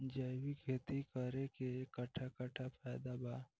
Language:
Bhojpuri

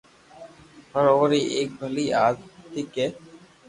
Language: Loarki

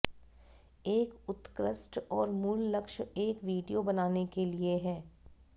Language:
Hindi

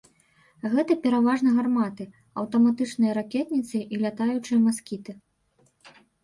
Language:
Belarusian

